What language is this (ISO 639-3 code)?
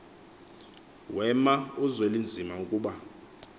xho